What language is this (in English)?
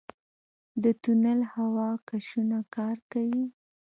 Pashto